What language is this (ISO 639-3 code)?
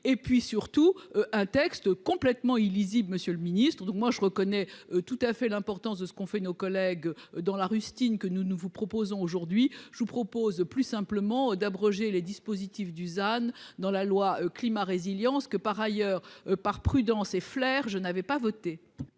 fra